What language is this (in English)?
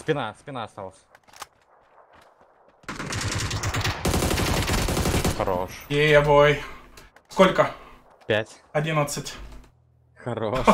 Russian